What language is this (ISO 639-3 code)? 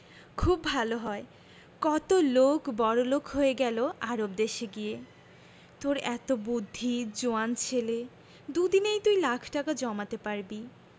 ben